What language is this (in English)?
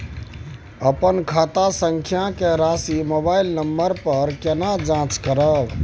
Maithili